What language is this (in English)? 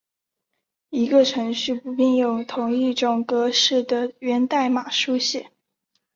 Chinese